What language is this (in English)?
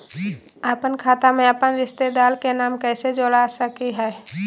Magahi